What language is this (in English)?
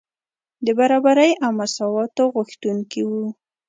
Pashto